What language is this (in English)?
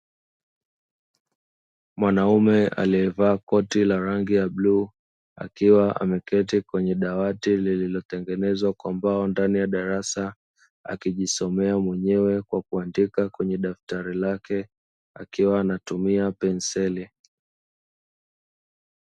Swahili